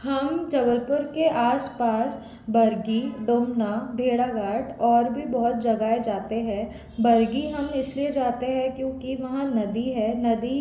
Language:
Hindi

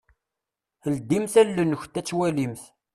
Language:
Kabyle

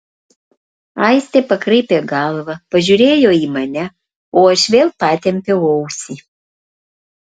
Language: Lithuanian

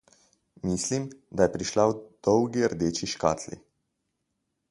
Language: Slovenian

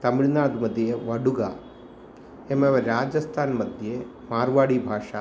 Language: Sanskrit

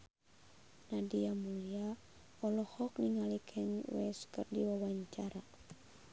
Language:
Sundanese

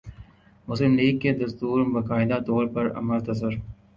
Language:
Urdu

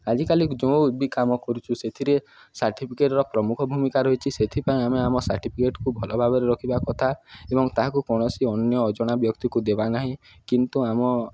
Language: Odia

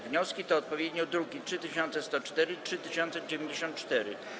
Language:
Polish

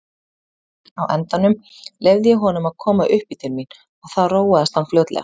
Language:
Icelandic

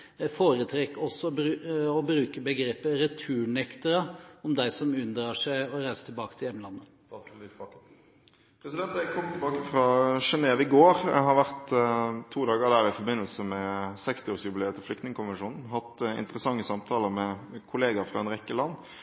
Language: Norwegian Bokmål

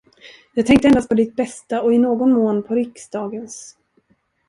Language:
Swedish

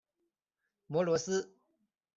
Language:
Chinese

